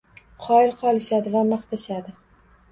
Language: Uzbek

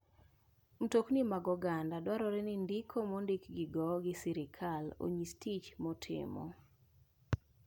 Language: Luo (Kenya and Tanzania)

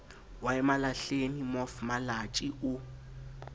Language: Southern Sotho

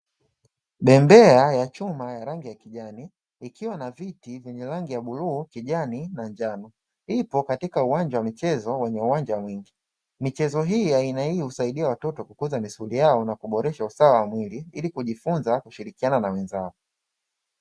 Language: Swahili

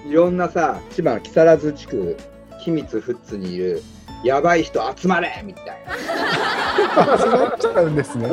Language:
Japanese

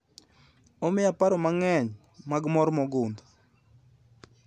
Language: Luo (Kenya and Tanzania)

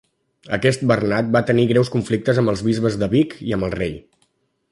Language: Catalan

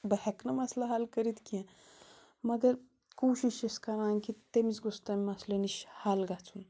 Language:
Kashmiri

